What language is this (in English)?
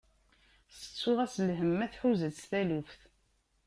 Kabyle